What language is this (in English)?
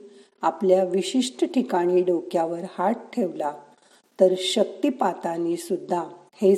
Marathi